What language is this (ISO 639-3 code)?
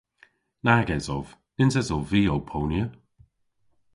cor